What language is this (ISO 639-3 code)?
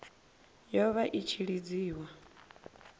ven